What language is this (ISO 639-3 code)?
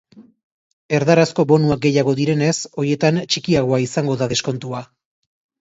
eus